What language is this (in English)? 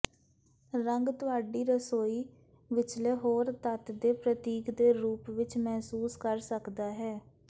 Punjabi